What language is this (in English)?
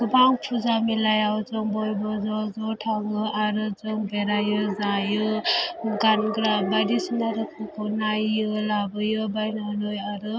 Bodo